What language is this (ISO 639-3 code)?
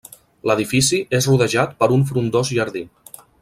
cat